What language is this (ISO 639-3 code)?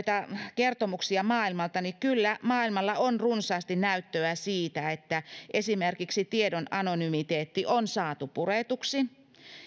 fin